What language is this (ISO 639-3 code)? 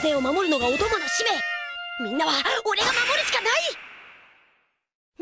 jpn